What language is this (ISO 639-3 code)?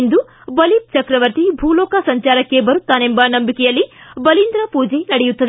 kan